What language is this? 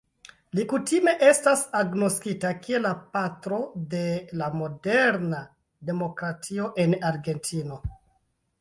Esperanto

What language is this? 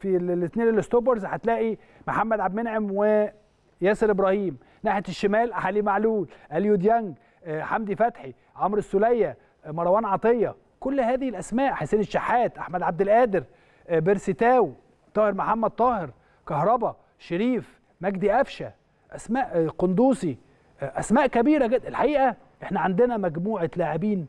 Arabic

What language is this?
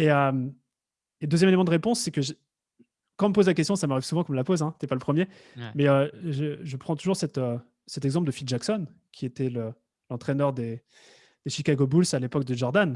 French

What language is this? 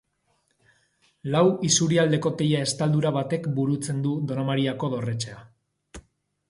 Basque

